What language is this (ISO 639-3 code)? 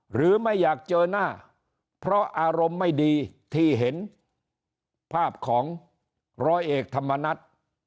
tha